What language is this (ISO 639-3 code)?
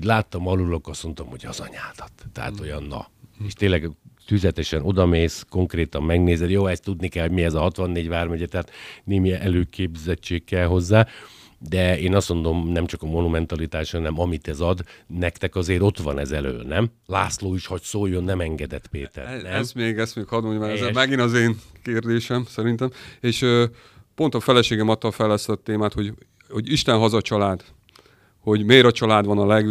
hun